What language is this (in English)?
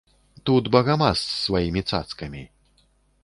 Belarusian